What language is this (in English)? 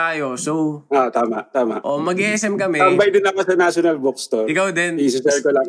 Filipino